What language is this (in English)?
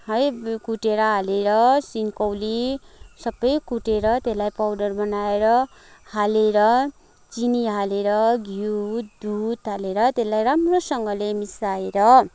Nepali